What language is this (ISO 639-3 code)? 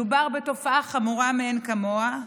heb